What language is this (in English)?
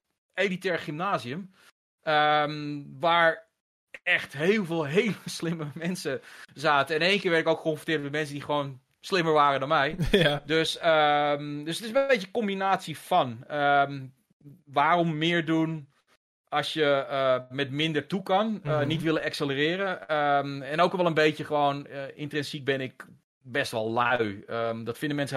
Dutch